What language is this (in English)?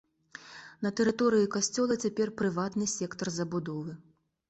Belarusian